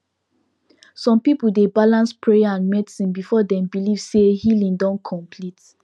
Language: Nigerian Pidgin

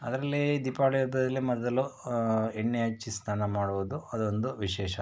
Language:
Kannada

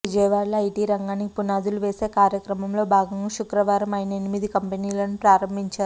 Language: Telugu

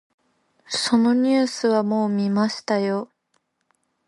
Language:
Japanese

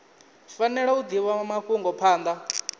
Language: Venda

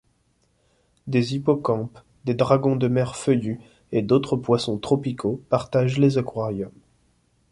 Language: French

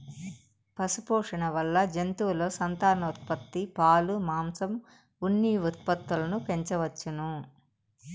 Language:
Telugu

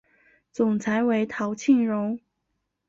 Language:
Chinese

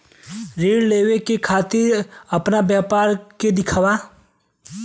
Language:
Bhojpuri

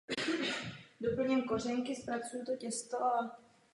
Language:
Czech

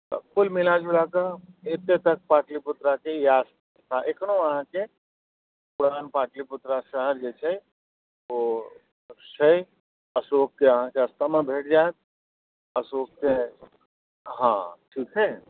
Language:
Maithili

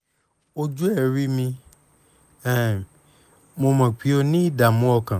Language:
Yoruba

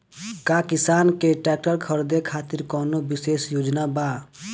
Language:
Bhojpuri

